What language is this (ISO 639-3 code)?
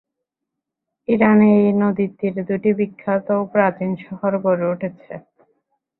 ben